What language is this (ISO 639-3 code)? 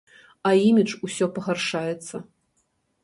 bel